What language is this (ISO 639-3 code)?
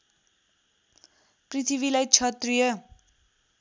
nep